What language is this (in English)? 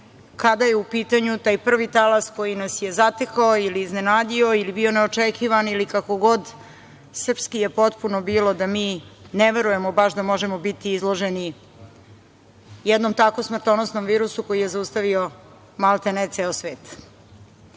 Serbian